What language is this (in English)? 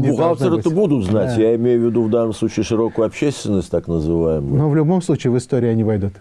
Russian